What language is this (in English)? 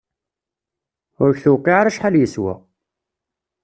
Kabyle